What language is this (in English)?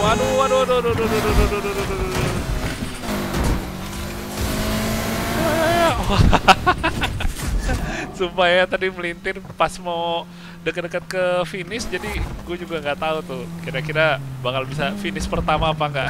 Indonesian